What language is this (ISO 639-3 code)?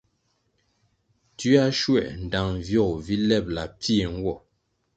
nmg